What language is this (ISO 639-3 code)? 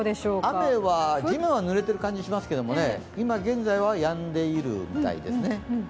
jpn